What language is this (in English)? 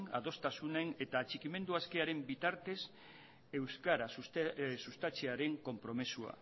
Basque